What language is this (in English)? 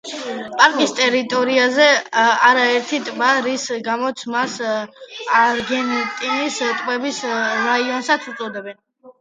Georgian